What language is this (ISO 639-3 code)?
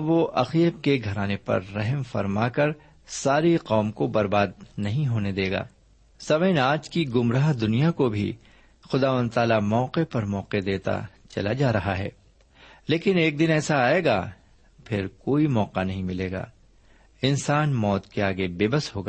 urd